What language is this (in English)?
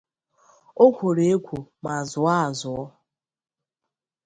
Igbo